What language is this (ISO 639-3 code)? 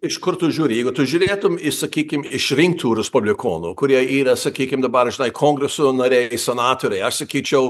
lit